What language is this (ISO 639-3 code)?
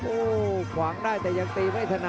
tha